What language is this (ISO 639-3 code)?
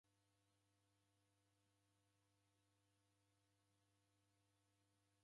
dav